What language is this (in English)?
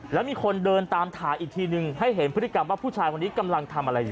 Thai